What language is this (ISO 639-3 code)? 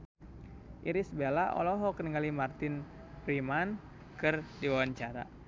sun